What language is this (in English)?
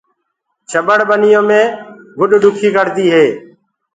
Gurgula